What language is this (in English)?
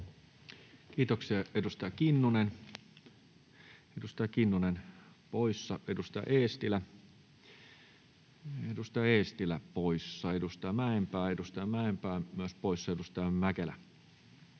Finnish